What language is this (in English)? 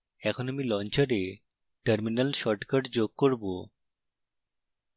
Bangla